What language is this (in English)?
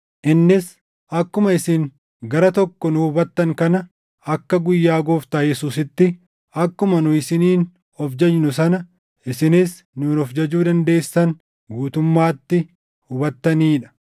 Oromo